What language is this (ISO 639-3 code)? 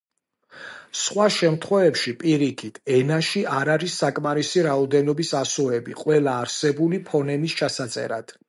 kat